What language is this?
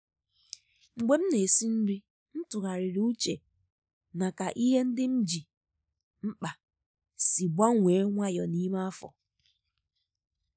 Igbo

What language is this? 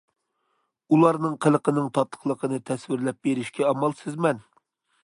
Uyghur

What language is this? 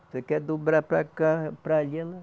Portuguese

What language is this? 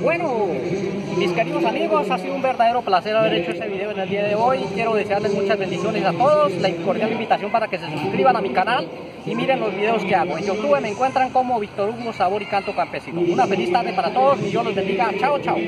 Spanish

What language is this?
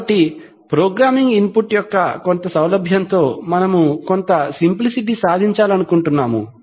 Telugu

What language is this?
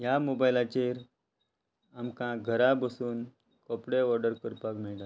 Konkani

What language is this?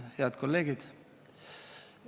Estonian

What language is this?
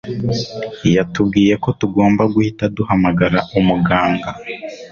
Kinyarwanda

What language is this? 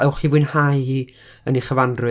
Welsh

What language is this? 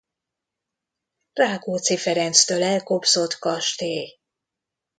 Hungarian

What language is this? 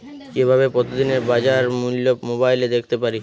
Bangla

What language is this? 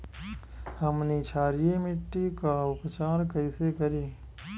Bhojpuri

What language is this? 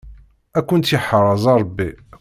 Kabyle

